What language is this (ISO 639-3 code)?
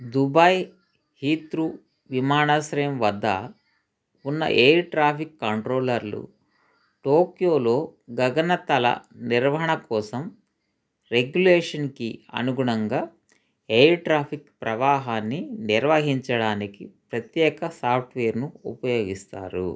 tel